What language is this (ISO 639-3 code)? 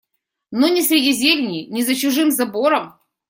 rus